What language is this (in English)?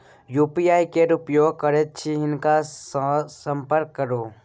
Maithili